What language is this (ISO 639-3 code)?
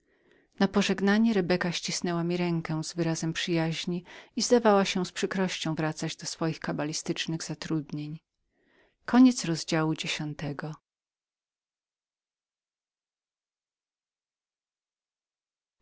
pol